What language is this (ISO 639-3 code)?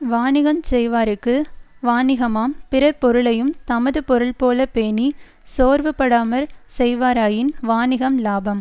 tam